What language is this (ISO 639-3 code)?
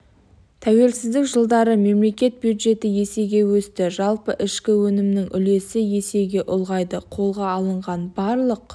kaz